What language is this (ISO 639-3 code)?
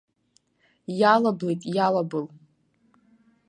abk